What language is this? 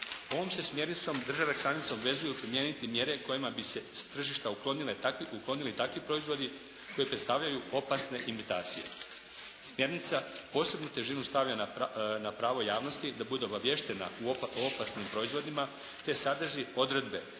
Croatian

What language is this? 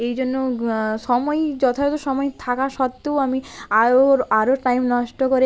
Bangla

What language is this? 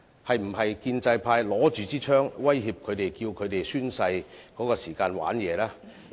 Cantonese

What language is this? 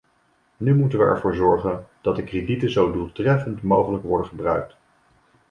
Dutch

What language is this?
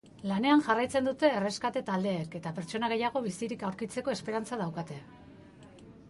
Basque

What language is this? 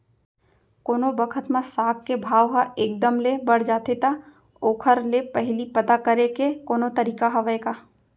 Chhattisgarhi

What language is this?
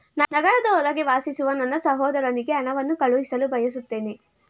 Kannada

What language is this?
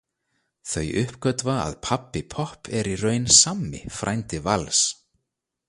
Icelandic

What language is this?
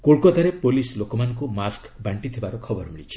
Odia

